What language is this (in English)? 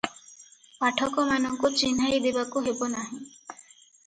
Odia